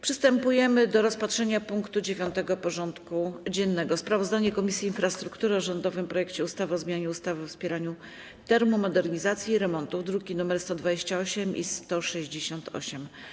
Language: Polish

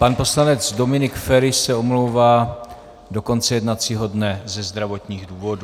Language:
Czech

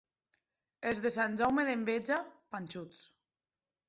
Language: Catalan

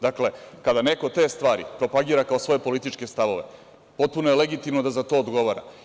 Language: Serbian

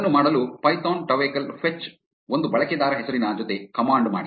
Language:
Kannada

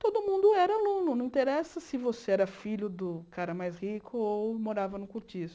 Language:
Portuguese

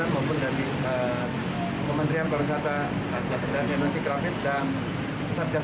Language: Indonesian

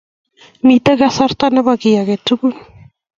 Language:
Kalenjin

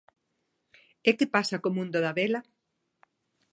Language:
Galician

